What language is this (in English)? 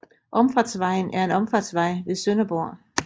Danish